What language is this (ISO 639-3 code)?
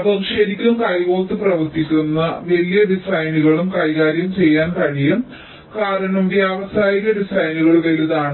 mal